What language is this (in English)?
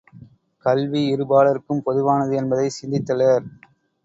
Tamil